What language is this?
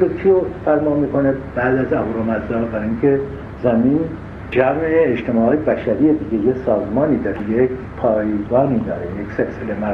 Persian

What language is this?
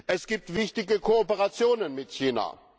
German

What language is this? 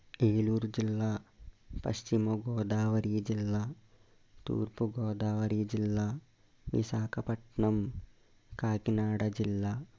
Telugu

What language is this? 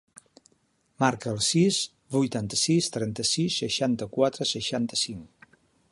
Catalan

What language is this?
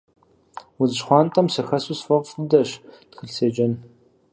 Kabardian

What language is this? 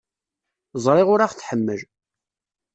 Kabyle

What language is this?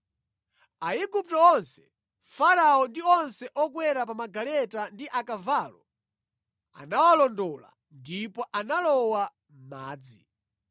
Nyanja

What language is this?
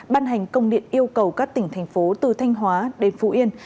Vietnamese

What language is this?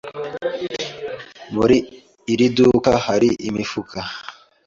Kinyarwanda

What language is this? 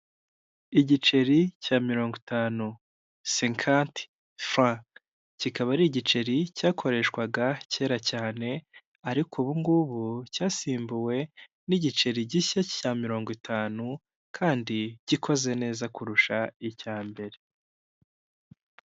Kinyarwanda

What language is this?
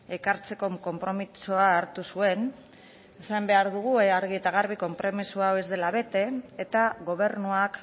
Basque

